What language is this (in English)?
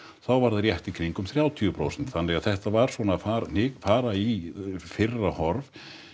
Icelandic